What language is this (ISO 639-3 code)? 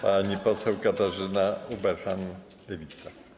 pol